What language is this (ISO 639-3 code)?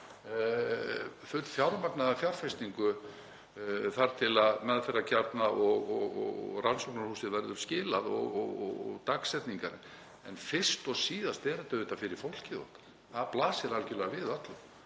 isl